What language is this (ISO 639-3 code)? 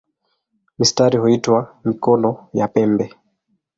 swa